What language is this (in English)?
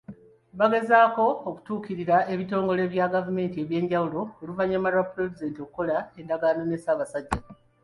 Ganda